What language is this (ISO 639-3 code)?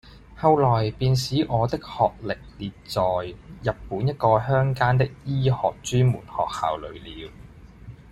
yue